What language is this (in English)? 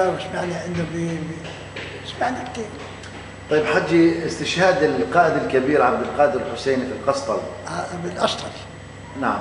Arabic